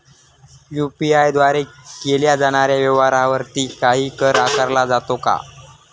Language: Marathi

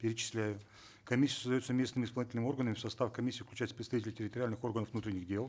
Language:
Kazakh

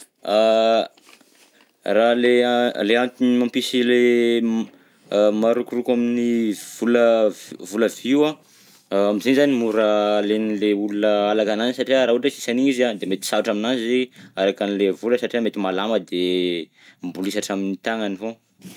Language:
Southern Betsimisaraka Malagasy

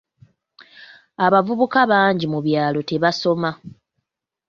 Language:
Ganda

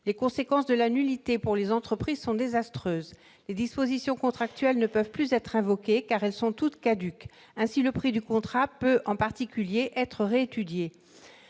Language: French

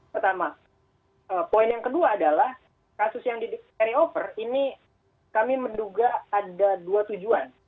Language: Indonesian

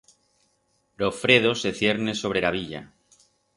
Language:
Aragonese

